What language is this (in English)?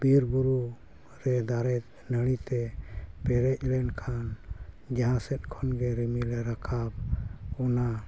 Santali